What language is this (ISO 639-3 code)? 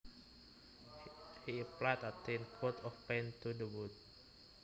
jav